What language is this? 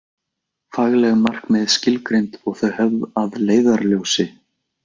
Icelandic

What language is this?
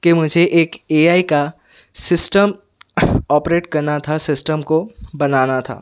Urdu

